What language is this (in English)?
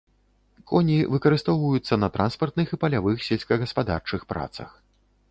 Belarusian